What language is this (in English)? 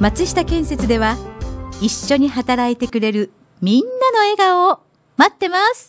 Japanese